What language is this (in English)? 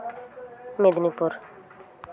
Santali